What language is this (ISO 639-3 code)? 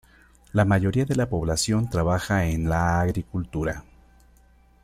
spa